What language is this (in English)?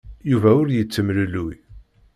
Kabyle